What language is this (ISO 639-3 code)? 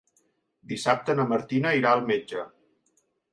cat